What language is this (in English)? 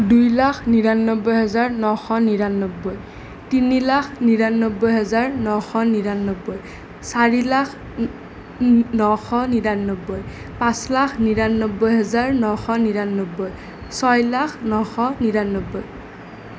Assamese